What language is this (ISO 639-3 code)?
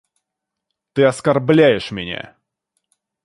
rus